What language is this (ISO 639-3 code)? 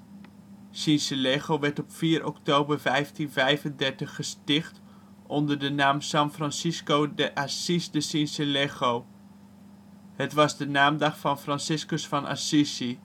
nld